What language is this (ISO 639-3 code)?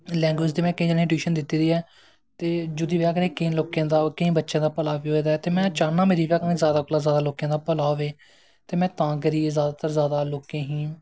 doi